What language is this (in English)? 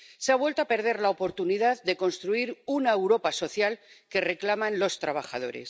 Spanish